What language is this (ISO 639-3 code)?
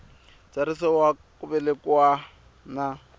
tso